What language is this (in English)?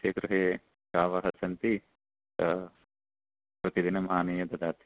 Sanskrit